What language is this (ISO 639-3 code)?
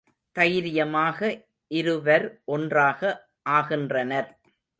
tam